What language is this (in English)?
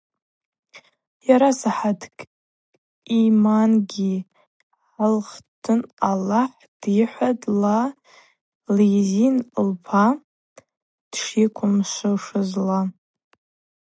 Abaza